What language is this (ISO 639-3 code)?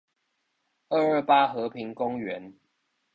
zho